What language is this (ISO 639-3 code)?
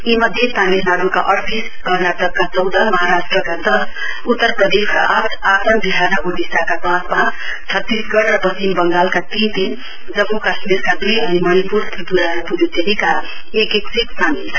nep